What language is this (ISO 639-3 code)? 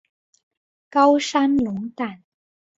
zho